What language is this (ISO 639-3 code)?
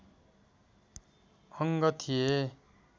nep